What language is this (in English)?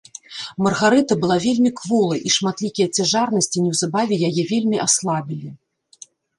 Belarusian